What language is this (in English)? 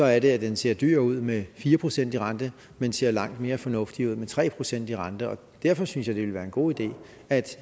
Danish